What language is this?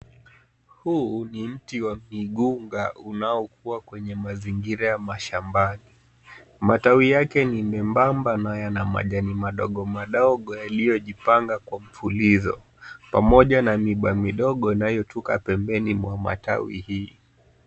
Swahili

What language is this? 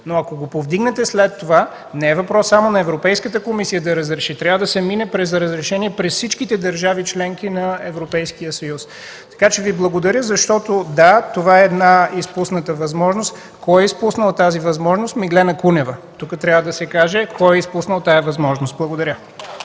Bulgarian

